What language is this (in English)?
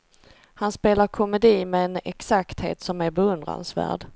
Swedish